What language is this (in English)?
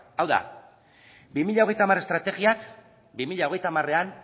Basque